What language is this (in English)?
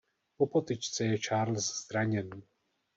Czech